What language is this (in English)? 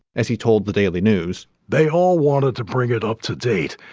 English